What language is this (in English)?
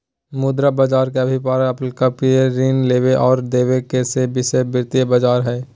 Magahi